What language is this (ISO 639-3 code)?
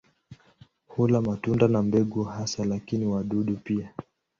swa